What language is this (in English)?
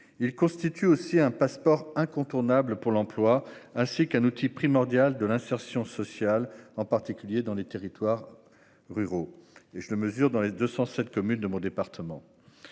French